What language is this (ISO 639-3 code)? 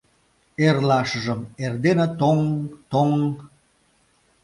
chm